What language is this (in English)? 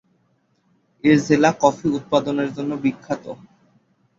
Bangla